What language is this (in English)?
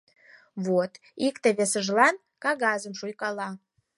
Mari